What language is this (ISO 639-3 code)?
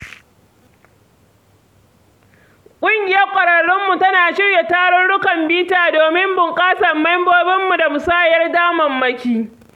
hau